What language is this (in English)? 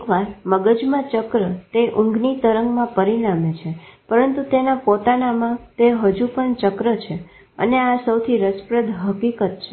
Gujarati